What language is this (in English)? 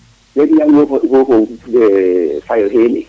Serer